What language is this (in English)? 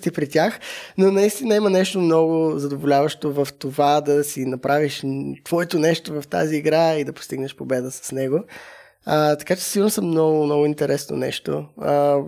Bulgarian